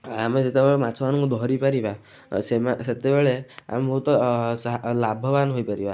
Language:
Odia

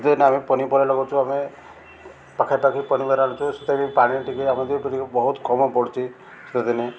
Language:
Odia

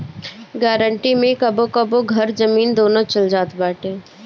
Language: Bhojpuri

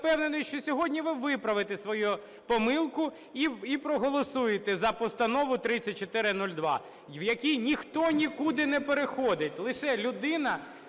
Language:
Ukrainian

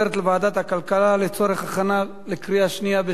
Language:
Hebrew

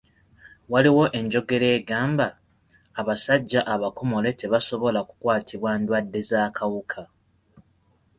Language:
Ganda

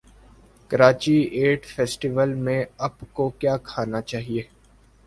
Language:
Urdu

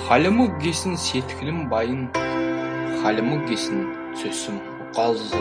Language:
Mongolian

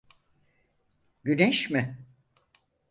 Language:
Turkish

